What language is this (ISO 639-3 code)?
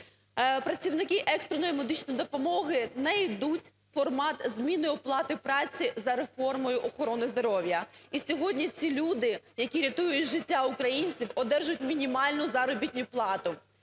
ukr